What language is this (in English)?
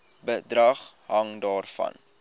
Afrikaans